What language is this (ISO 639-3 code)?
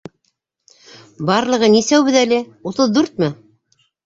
bak